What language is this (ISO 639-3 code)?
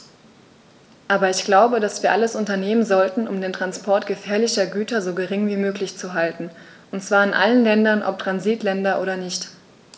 deu